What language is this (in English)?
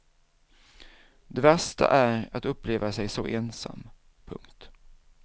Swedish